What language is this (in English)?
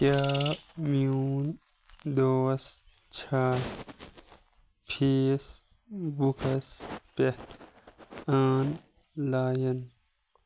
Kashmiri